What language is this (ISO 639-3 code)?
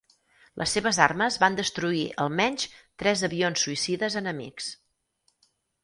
cat